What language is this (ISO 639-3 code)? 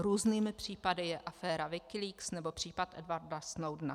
ces